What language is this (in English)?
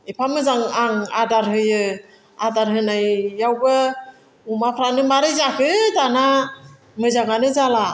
Bodo